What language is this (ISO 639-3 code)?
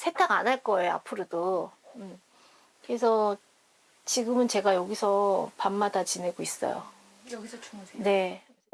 kor